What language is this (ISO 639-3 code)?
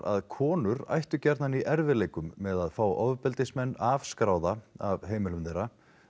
isl